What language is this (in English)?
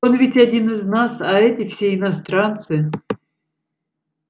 Russian